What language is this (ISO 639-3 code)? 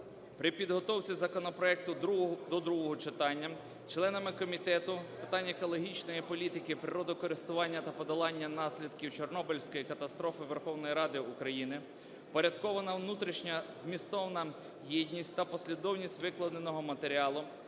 ukr